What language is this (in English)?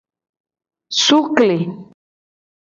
Gen